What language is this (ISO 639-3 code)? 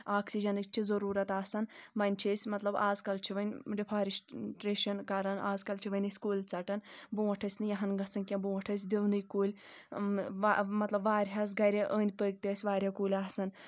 kas